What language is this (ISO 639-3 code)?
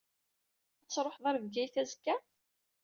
kab